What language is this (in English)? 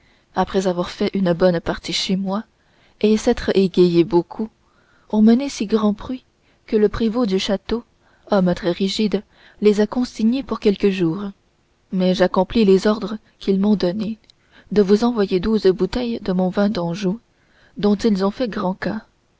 French